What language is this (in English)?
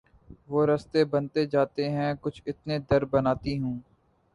Urdu